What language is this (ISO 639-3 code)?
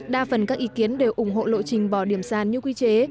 vie